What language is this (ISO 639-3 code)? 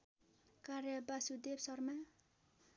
nep